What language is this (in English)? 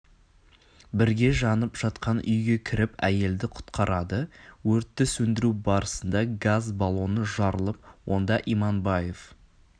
Kazakh